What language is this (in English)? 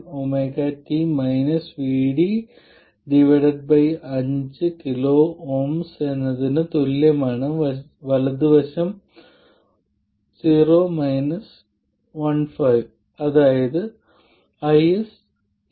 Malayalam